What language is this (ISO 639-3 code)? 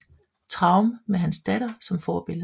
dan